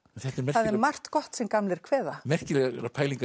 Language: Icelandic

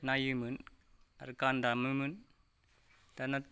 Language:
Bodo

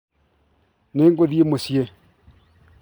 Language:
Kikuyu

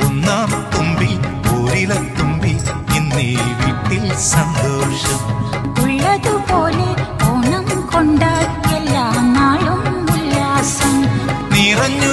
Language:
Malayalam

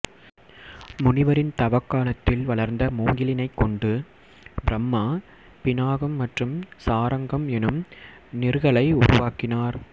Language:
Tamil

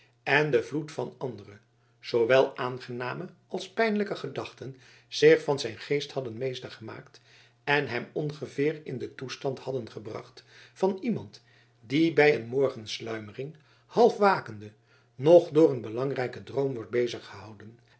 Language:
Dutch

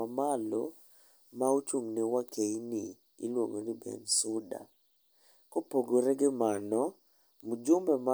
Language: Luo (Kenya and Tanzania)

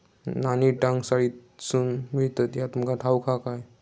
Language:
Marathi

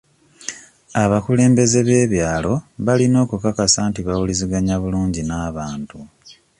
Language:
Ganda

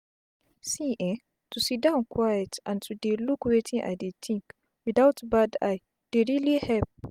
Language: Nigerian Pidgin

